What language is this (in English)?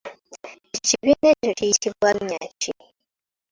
Ganda